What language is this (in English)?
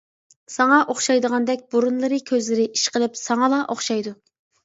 Uyghur